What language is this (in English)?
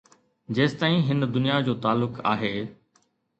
Sindhi